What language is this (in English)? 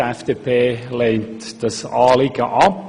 Swiss German